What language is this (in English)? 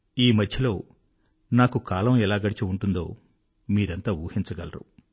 Telugu